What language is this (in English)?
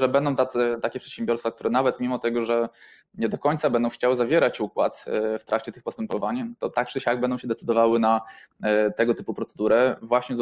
Polish